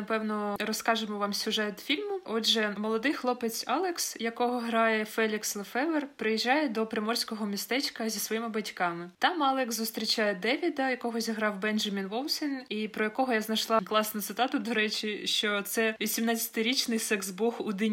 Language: Ukrainian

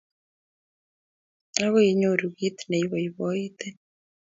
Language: Kalenjin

